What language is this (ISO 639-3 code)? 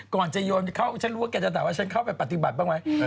tha